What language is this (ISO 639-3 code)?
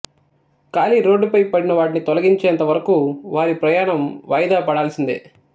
tel